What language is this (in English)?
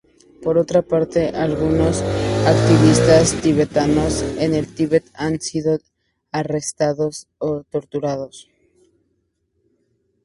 Spanish